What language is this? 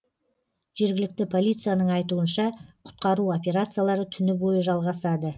Kazakh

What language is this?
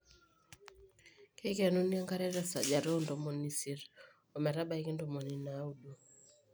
Masai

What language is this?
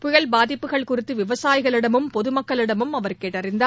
Tamil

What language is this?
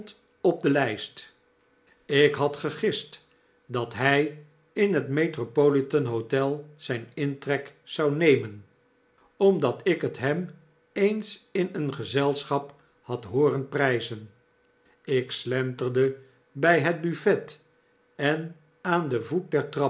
Dutch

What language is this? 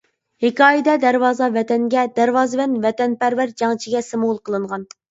Uyghur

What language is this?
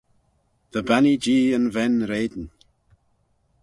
Manx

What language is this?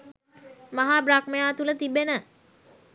Sinhala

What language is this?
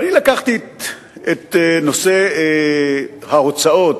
Hebrew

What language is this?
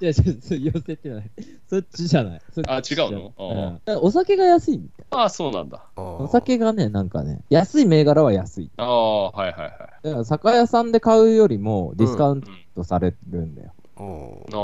Japanese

